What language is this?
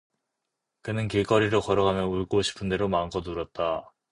Korean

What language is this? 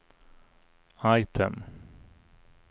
Swedish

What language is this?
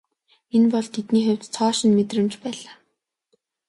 Mongolian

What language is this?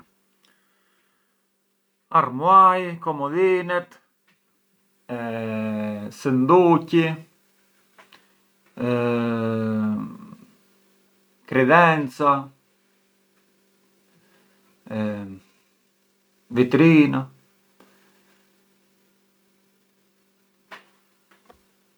Arbëreshë Albanian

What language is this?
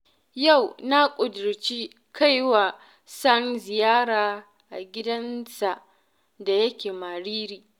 Hausa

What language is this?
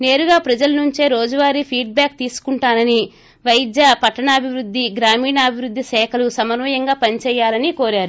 Telugu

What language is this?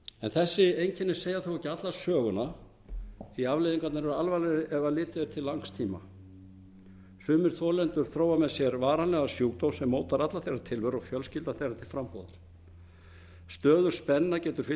Icelandic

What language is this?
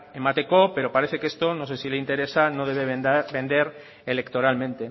Spanish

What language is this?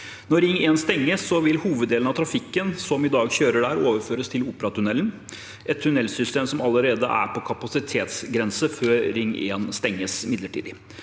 Norwegian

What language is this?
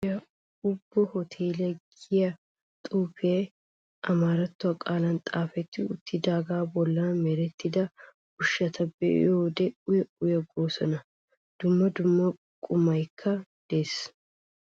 Wolaytta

